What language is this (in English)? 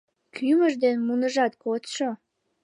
Mari